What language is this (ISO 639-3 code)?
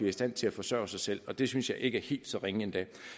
dan